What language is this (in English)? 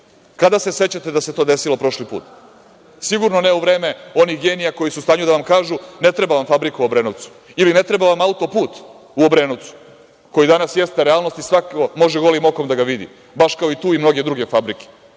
Serbian